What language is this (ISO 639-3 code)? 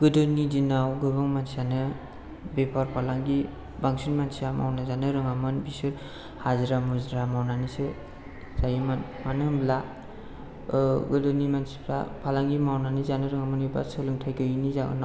brx